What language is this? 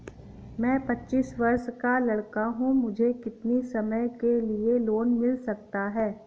Hindi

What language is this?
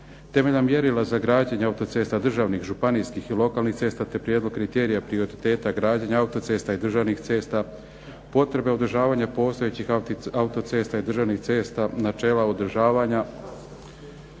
Croatian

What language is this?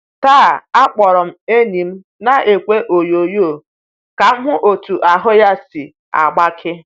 Igbo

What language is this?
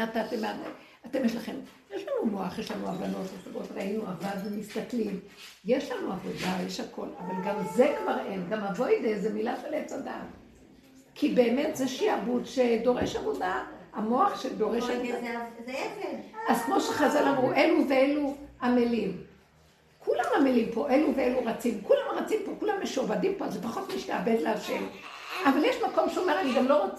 Hebrew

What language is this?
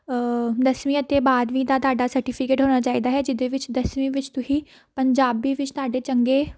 Punjabi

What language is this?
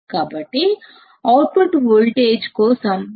Telugu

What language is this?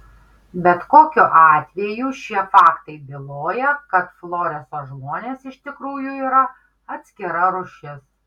Lithuanian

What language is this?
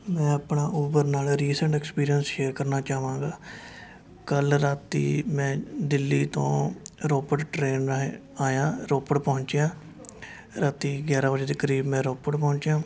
Punjabi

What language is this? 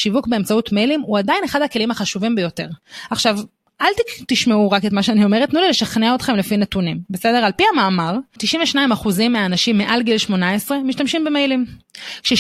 Hebrew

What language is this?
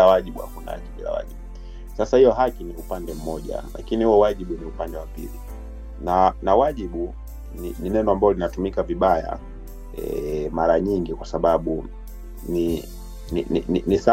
Swahili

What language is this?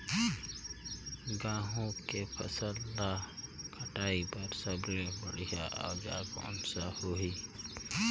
Chhattisgarhi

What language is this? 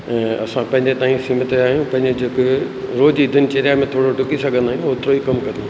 Sindhi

